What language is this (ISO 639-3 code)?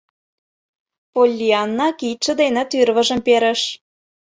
chm